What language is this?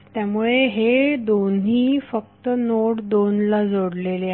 Marathi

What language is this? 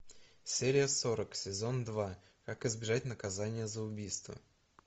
Russian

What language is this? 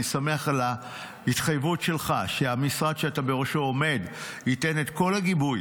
Hebrew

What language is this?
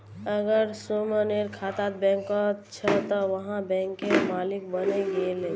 Magahi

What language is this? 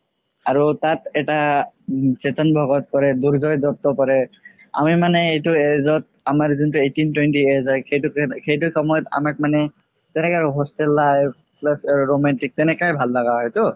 Assamese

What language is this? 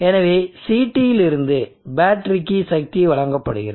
Tamil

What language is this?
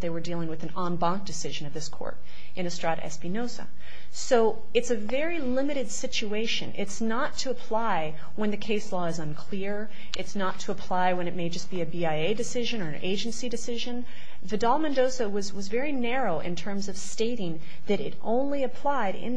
English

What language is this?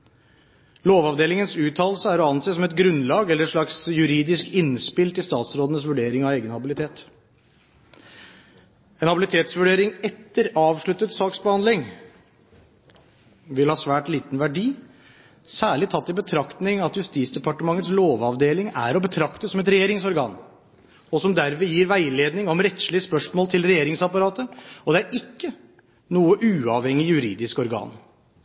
Norwegian Bokmål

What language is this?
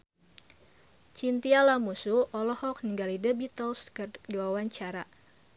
Sundanese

